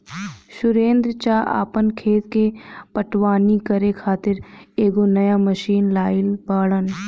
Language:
Bhojpuri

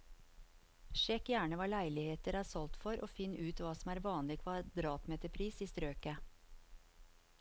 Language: Norwegian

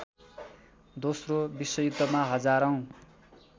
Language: Nepali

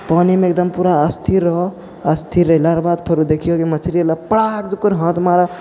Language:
Maithili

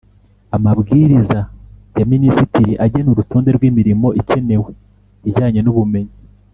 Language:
Kinyarwanda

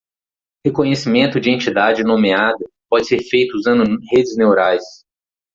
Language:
Portuguese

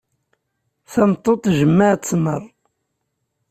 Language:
Kabyle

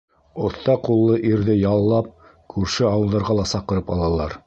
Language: Bashkir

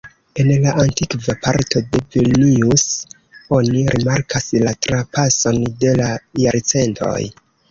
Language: Esperanto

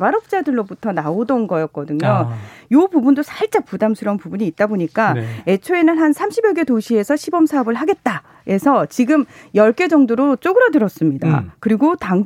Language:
Korean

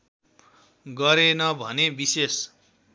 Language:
Nepali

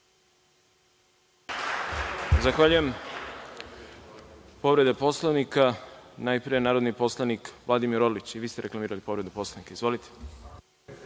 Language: Serbian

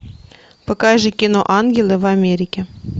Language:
Russian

